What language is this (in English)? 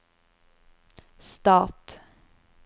Norwegian